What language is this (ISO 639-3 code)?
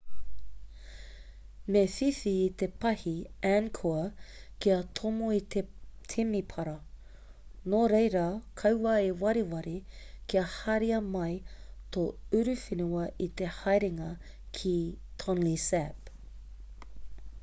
mri